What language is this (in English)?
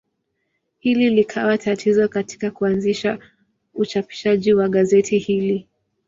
Swahili